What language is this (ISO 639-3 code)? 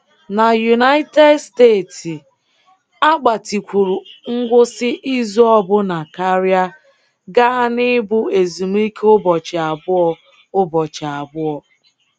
ibo